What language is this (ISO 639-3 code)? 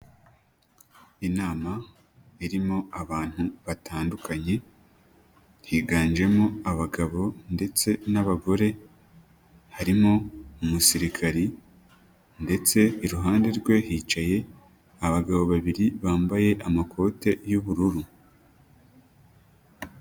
kin